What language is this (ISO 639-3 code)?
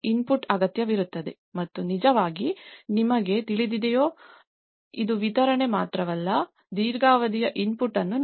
kan